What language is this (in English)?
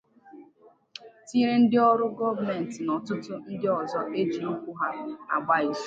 Igbo